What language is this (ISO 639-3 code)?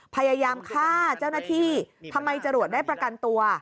tha